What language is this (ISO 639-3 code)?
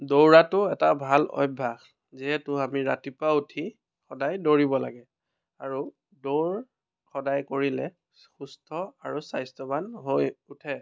asm